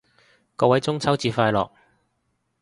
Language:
Cantonese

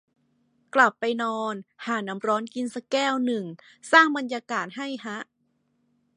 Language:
Thai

